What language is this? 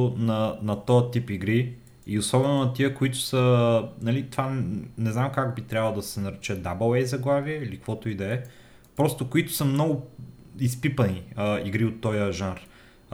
Bulgarian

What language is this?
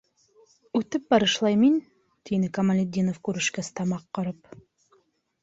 Bashkir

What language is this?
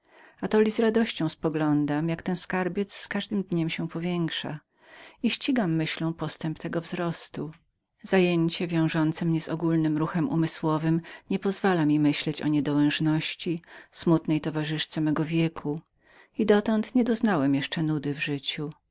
Polish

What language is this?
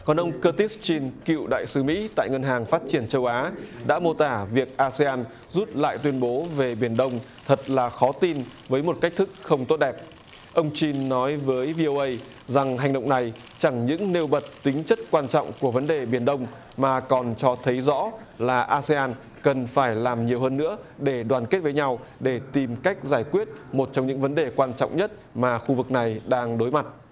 Vietnamese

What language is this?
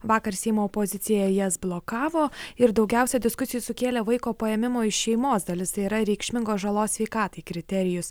Lithuanian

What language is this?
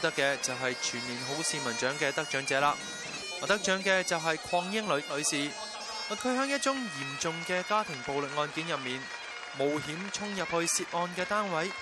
Chinese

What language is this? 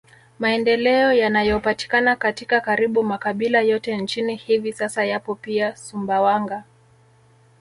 Swahili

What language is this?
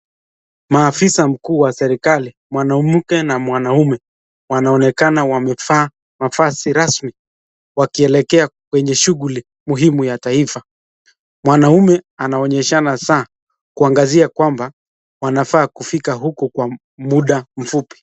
Swahili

